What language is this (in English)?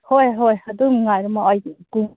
Manipuri